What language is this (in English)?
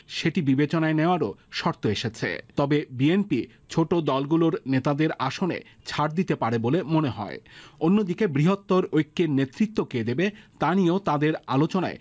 Bangla